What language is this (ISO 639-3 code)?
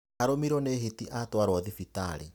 kik